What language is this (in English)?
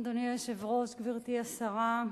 Hebrew